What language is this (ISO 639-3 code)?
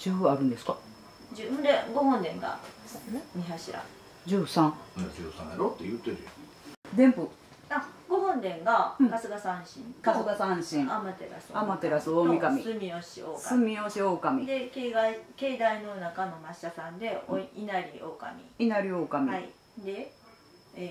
jpn